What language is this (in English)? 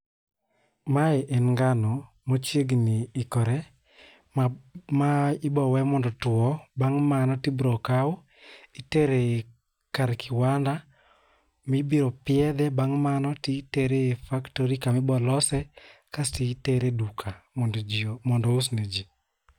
Luo (Kenya and Tanzania)